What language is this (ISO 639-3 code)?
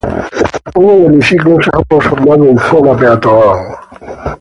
spa